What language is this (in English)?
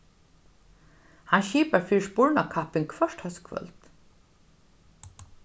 Faroese